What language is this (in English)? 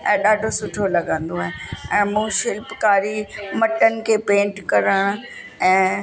Sindhi